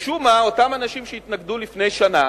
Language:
Hebrew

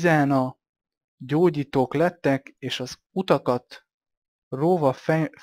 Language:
Hungarian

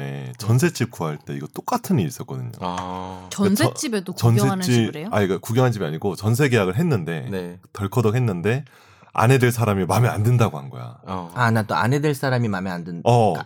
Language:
Korean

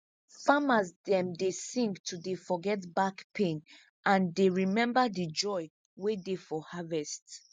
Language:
Nigerian Pidgin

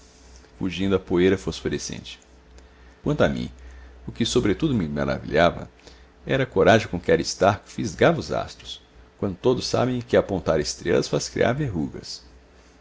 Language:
Portuguese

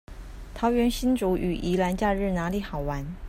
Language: Chinese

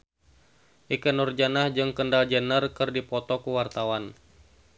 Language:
Sundanese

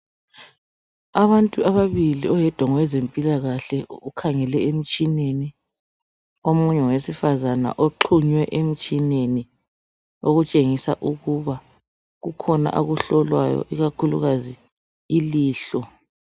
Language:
North Ndebele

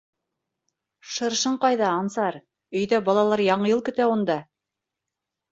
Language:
Bashkir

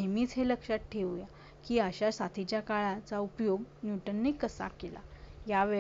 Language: Marathi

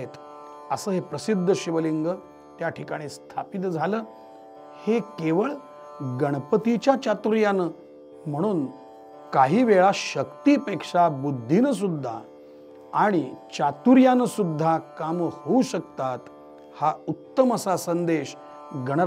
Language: Marathi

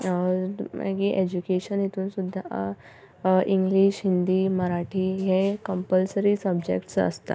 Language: Konkani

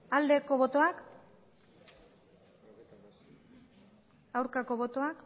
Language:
Basque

